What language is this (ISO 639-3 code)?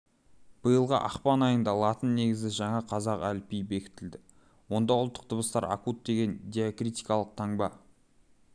kaz